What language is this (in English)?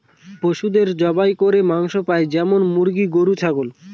Bangla